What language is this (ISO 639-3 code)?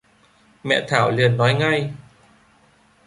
vie